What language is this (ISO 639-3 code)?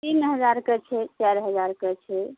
mai